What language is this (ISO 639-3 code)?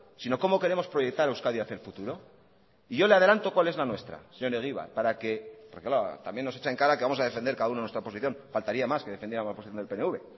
spa